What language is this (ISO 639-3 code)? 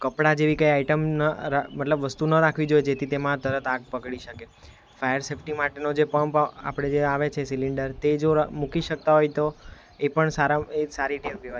guj